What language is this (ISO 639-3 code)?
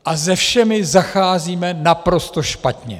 ces